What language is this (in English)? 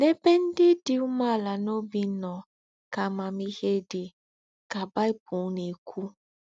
Igbo